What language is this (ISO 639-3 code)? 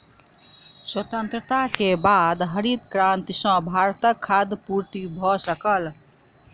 mai